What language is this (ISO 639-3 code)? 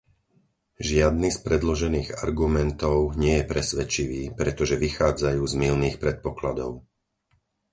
slk